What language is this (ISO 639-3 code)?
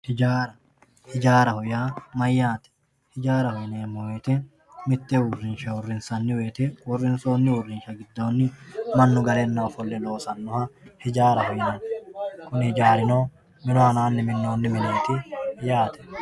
sid